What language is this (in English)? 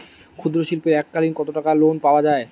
Bangla